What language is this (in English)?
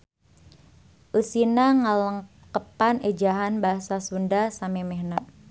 Sundanese